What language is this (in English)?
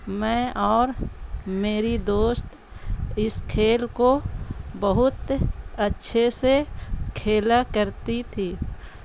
Urdu